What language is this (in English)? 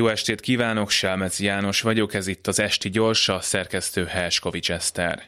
Hungarian